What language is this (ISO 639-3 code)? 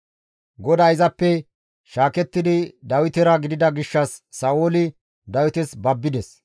gmv